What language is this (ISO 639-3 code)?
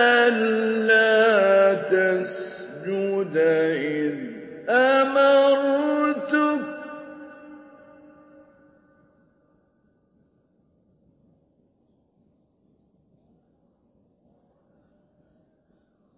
ara